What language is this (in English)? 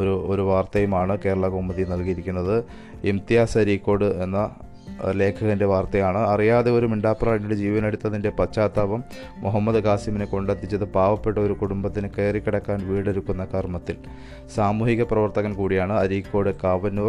Malayalam